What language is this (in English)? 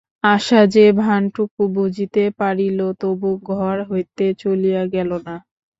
Bangla